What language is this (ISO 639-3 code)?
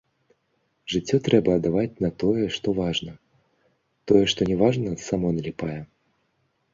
bel